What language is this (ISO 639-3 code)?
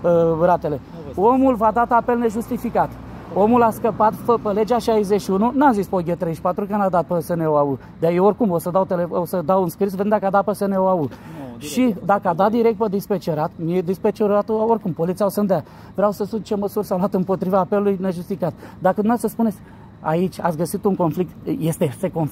ron